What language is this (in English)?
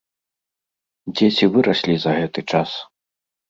Belarusian